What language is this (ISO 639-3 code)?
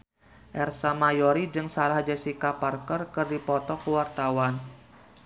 sun